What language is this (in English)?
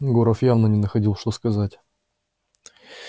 Russian